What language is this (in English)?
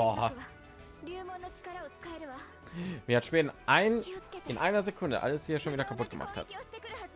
German